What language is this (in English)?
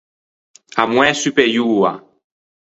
Ligurian